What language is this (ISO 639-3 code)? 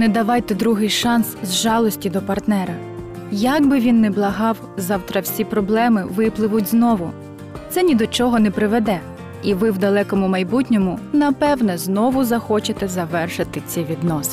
ukr